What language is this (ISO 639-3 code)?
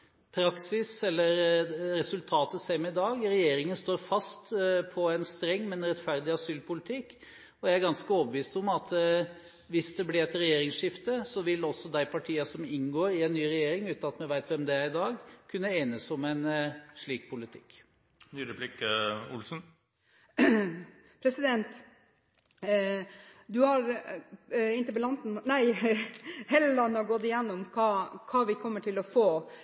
nob